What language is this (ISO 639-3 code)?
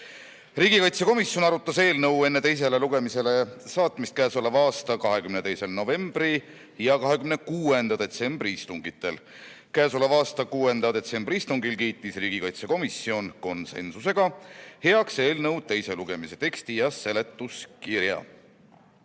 est